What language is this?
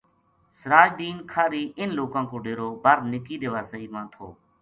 Gujari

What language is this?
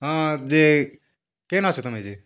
Odia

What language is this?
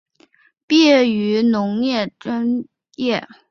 Chinese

